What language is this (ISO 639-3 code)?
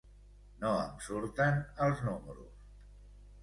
cat